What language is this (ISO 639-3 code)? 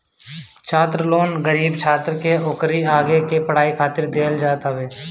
bho